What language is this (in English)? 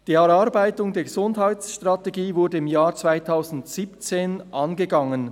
Swiss German